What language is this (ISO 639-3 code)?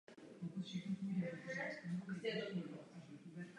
ces